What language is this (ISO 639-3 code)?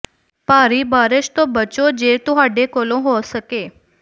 pan